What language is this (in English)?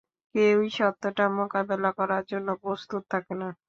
Bangla